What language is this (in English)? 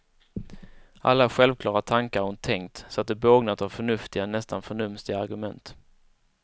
Swedish